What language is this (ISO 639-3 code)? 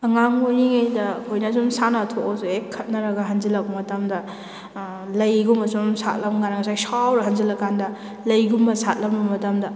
mni